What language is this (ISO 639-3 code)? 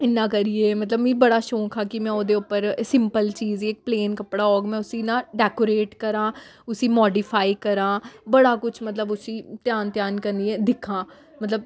doi